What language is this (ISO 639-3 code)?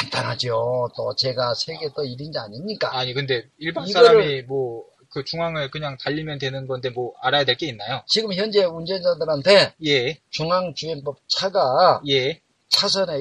kor